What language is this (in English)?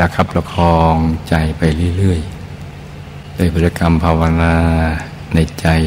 Thai